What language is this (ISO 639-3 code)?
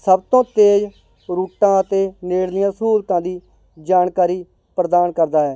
pan